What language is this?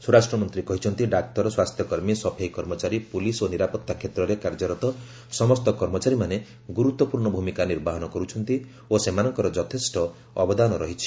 Odia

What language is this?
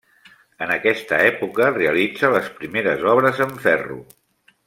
Catalan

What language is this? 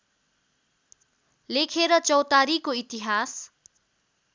Nepali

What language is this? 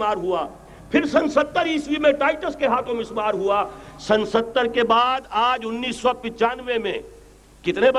Urdu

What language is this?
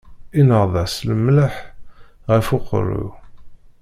Kabyle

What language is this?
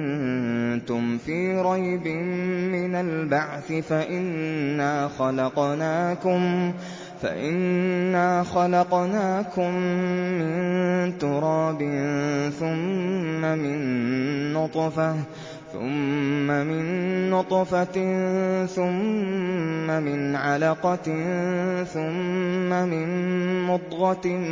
Arabic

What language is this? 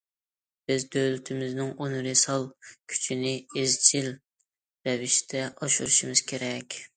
Uyghur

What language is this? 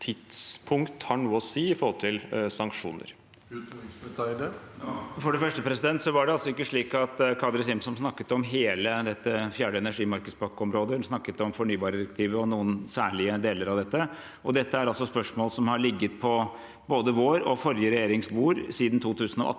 Norwegian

